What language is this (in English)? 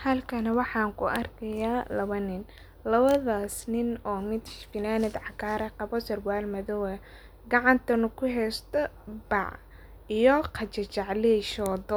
Somali